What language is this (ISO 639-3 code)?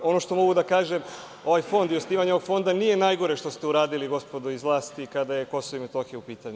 srp